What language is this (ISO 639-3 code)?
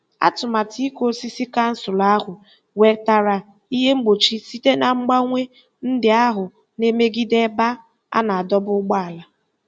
ibo